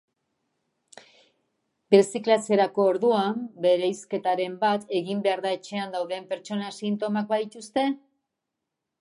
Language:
Basque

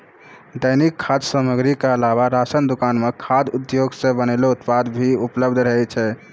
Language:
Maithili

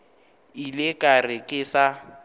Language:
Northern Sotho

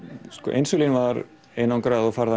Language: Icelandic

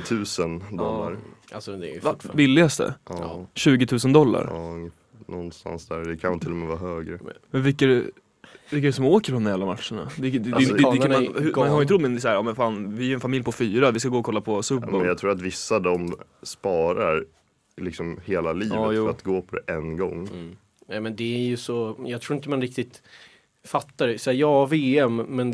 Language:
Swedish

